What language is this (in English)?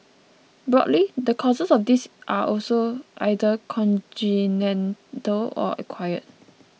English